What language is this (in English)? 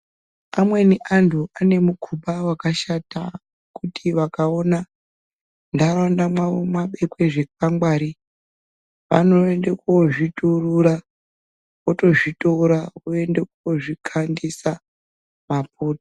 Ndau